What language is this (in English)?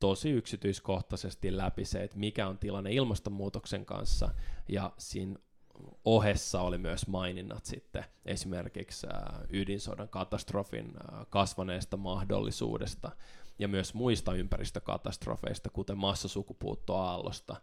Finnish